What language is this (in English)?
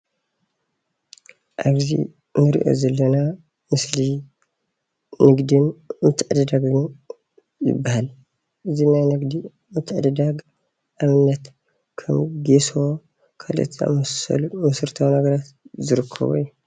Tigrinya